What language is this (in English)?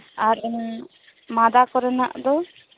Santali